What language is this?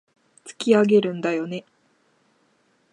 Japanese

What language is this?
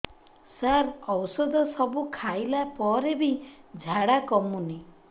Odia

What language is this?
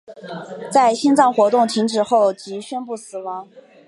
Chinese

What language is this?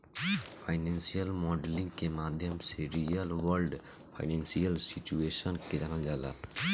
Bhojpuri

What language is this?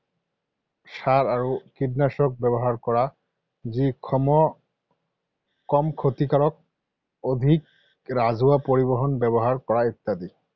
Assamese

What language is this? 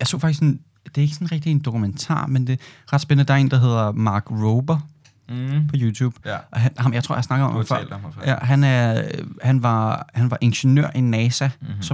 Danish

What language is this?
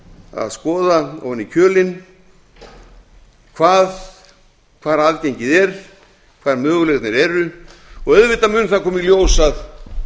Icelandic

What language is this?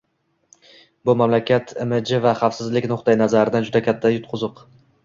Uzbek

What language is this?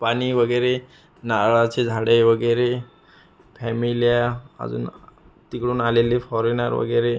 Marathi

